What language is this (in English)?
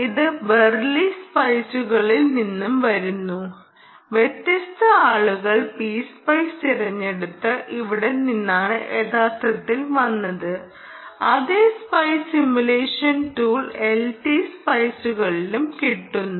Malayalam